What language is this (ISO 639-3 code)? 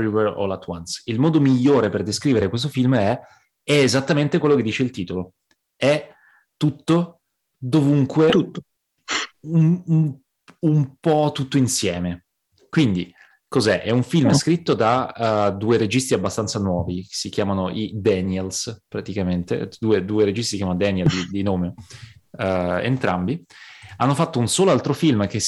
ita